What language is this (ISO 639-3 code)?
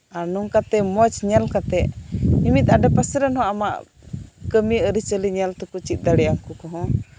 sat